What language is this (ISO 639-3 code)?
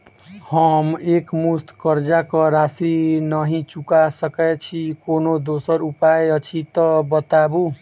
mai